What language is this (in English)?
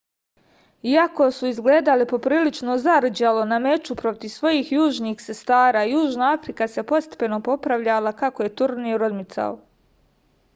Serbian